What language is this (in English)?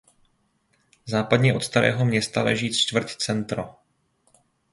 Czech